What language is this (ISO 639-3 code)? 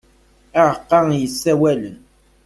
kab